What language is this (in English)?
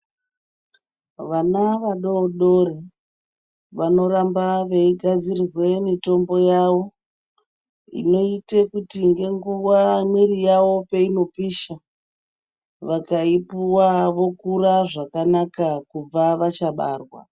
Ndau